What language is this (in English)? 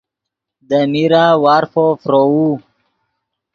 Yidgha